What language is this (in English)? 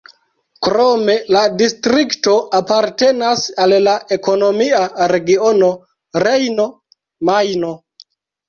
Esperanto